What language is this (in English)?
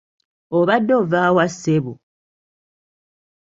Ganda